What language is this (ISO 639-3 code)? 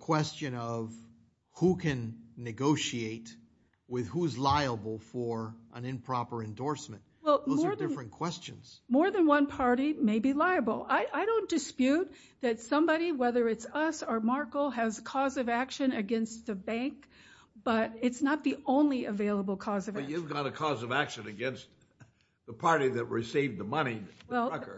eng